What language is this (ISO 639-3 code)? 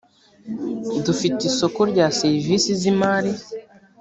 kin